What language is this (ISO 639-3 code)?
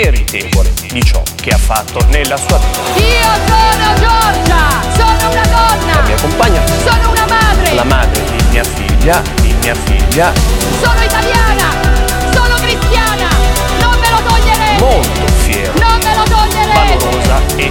ita